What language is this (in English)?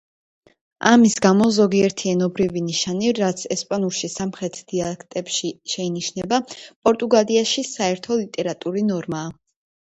Georgian